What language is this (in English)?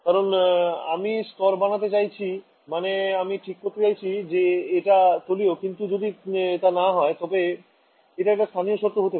Bangla